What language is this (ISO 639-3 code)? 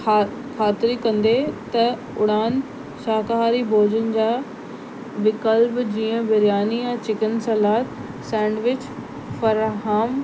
snd